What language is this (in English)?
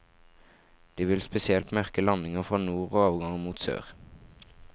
Norwegian